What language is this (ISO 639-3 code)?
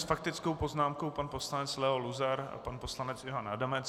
ces